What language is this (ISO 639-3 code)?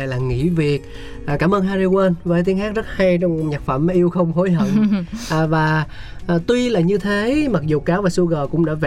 vie